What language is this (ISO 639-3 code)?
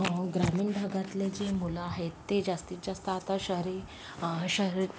mar